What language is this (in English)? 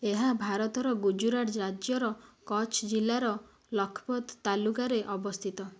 Odia